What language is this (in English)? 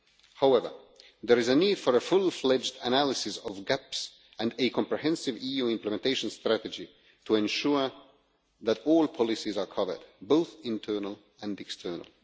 English